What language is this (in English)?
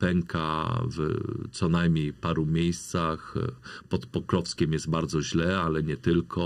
Polish